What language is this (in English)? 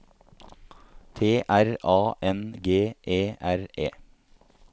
Norwegian